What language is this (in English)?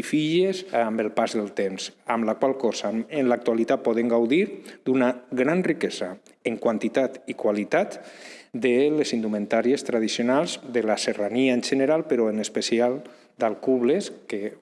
Spanish